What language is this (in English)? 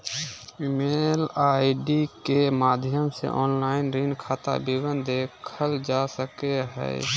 Magahi